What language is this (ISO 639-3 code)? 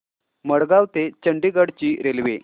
mar